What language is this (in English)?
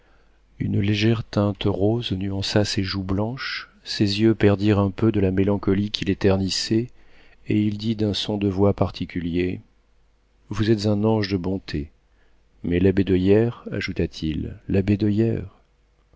French